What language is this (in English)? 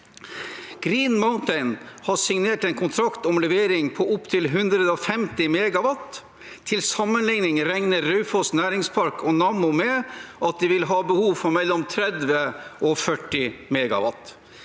Norwegian